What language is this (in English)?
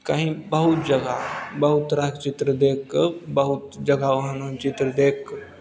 Maithili